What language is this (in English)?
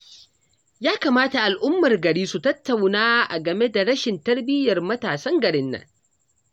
Hausa